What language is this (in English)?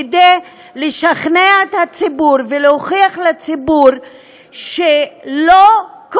Hebrew